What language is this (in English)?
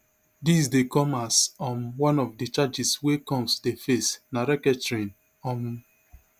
Nigerian Pidgin